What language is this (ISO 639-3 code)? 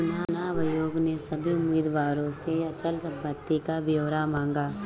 hin